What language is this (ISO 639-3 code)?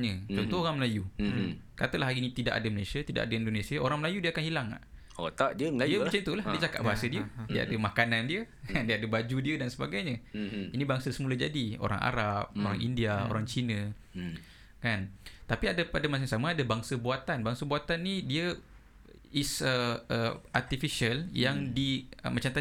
msa